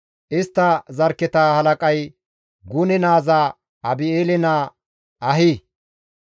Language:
Gamo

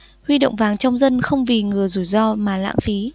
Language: Vietnamese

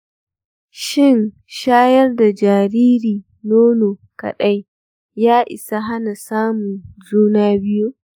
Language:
Hausa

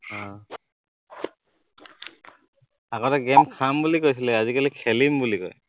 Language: Assamese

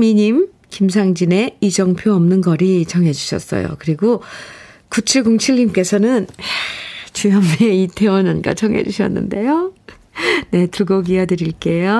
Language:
Korean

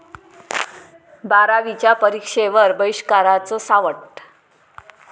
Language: Marathi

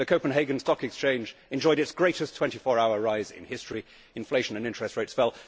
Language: English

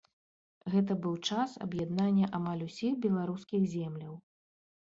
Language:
Belarusian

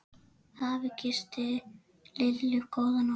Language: Icelandic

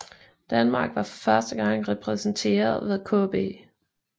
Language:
Danish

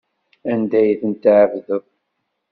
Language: Kabyle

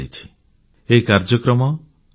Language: Odia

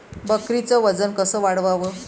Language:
Marathi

